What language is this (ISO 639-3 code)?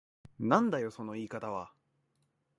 jpn